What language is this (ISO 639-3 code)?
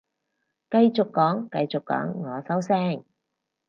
yue